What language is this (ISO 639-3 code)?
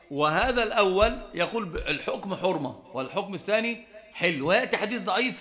ara